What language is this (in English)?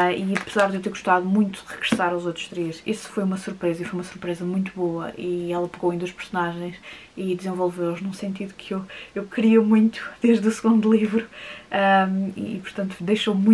Portuguese